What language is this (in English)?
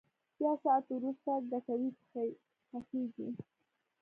Pashto